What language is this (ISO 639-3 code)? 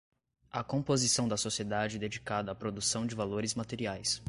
por